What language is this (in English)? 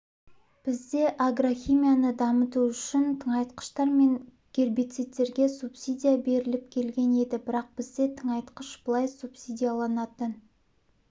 Kazakh